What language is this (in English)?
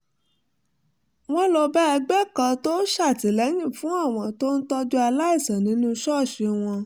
Yoruba